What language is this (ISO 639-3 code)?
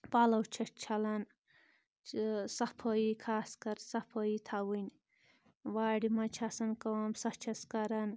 kas